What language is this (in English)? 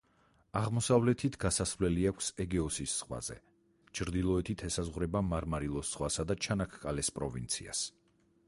Georgian